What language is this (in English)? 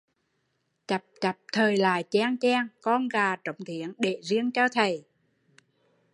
Vietnamese